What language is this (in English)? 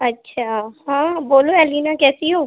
Urdu